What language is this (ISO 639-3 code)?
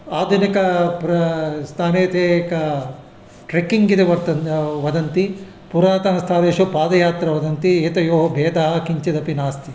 san